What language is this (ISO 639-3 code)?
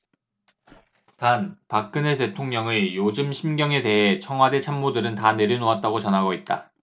kor